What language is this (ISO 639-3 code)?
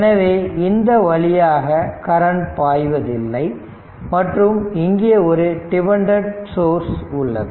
tam